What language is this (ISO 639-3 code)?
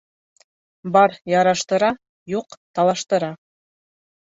bak